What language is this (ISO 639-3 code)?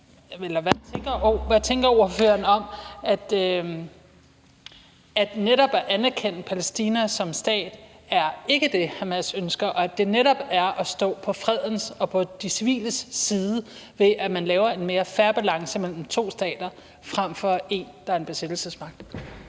dan